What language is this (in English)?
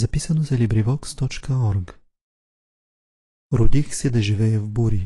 Bulgarian